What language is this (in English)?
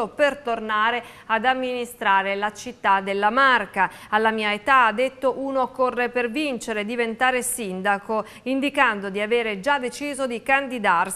Italian